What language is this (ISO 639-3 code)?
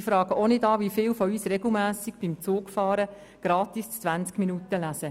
gsw